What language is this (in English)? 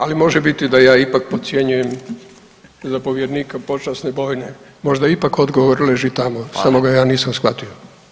Croatian